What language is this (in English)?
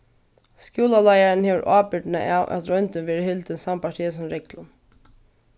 Faroese